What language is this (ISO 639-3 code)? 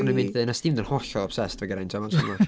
cym